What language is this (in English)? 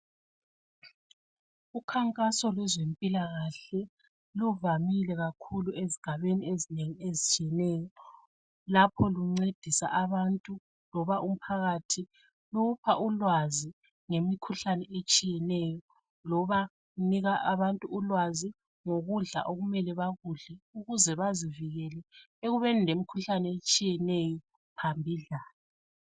North Ndebele